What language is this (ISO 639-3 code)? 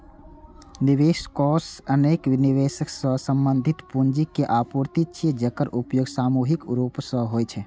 mai